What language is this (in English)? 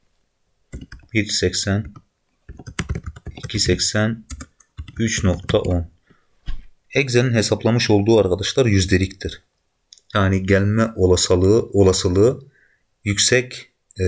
Turkish